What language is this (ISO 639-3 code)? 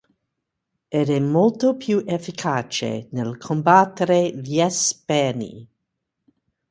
ita